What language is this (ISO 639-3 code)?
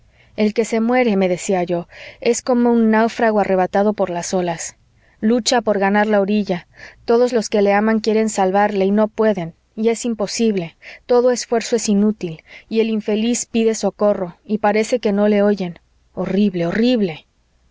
spa